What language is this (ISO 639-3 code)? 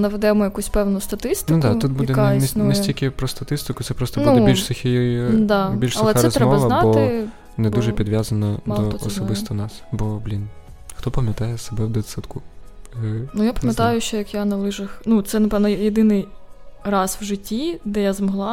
ukr